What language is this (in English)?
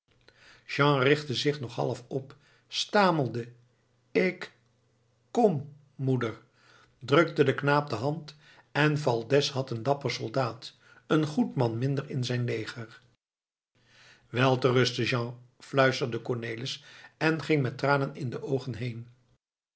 Dutch